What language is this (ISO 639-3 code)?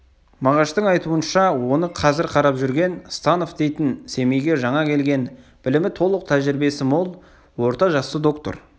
kaz